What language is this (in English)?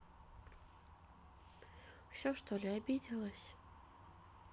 Russian